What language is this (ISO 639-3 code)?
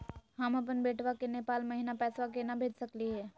mag